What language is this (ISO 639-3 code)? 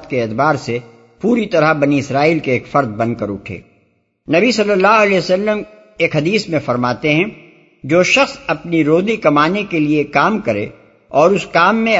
urd